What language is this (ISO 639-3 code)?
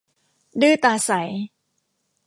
tha